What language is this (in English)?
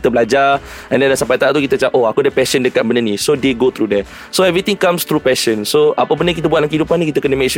Malay